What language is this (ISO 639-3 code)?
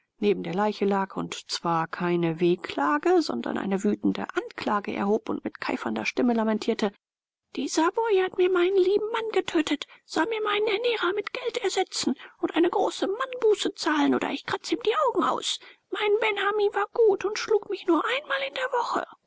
deu